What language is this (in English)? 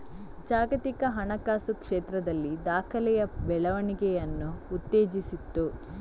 Kannada